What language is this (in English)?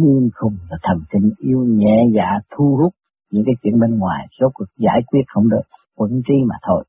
Vietnamese